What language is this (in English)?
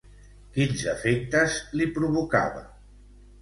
Catalan